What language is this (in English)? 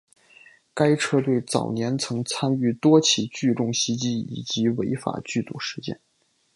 Chinese